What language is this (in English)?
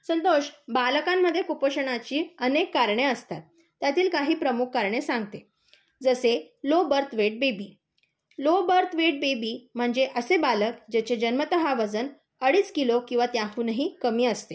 Marathi